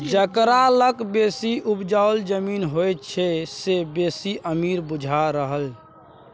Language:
Maithili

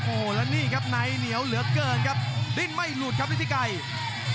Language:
Thai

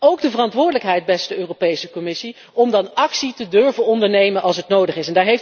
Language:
Dutch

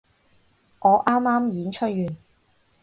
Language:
Cantonese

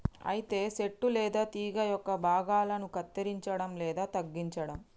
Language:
Telugu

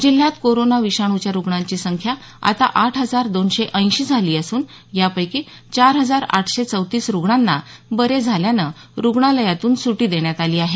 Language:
Marathi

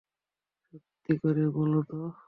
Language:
Bangla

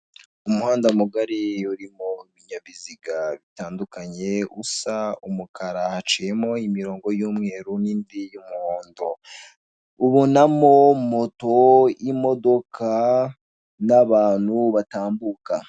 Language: Kinyarwanda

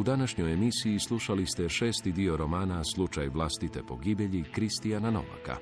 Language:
Croatian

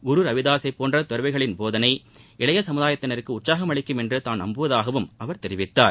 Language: Tamil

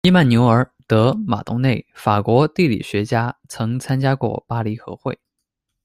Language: Chinese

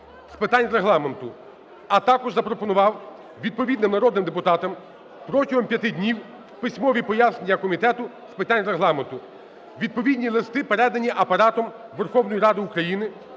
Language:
Ukrainian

